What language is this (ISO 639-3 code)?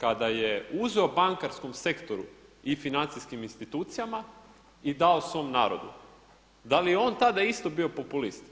hrv